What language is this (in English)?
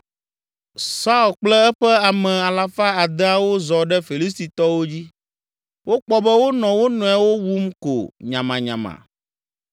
Ewe